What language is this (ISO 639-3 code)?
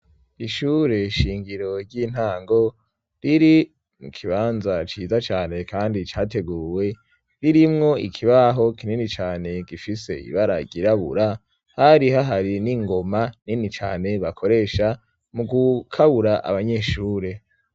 run